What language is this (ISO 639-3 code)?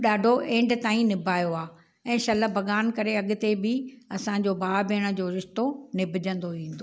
snd